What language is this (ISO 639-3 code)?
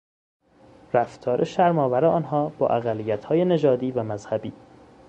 fas